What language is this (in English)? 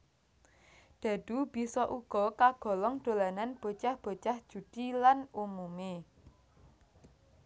Javanese